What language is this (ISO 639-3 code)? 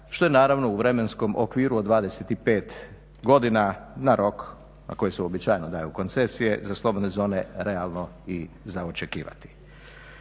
hrv